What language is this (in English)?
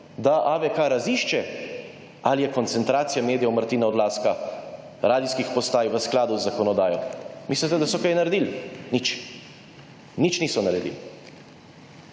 Slovenian